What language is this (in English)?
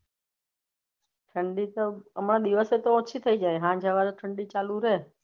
Gujarati